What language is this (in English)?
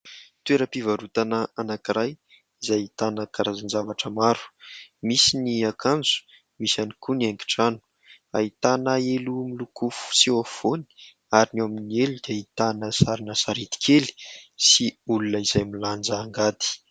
Malagasy